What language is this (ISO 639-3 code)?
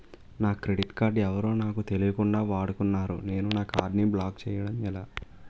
tel